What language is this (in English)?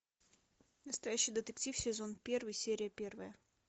Russian